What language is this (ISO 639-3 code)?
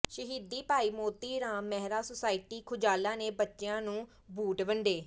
pan